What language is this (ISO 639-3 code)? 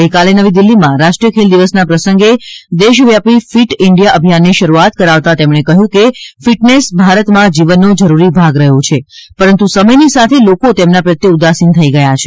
guj